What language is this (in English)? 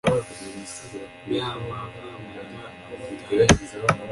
Kinyarwanda